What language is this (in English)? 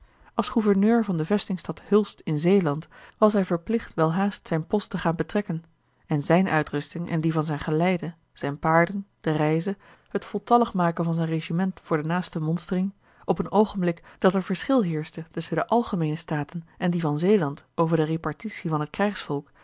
Dutch